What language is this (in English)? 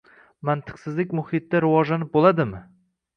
Uzbek